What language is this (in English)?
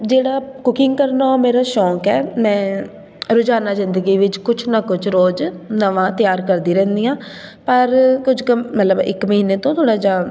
Punjabi